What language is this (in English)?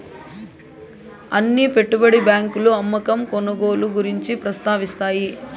Telugu